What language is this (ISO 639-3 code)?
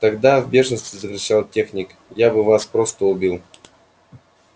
rus